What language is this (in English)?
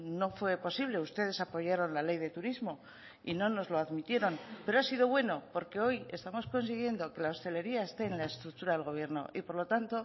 Spanish